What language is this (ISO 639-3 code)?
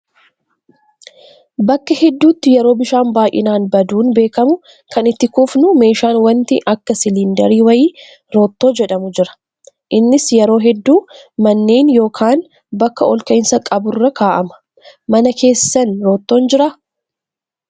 orm